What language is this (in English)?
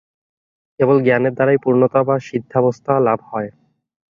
Bangla